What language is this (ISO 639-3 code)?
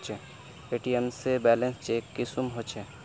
mag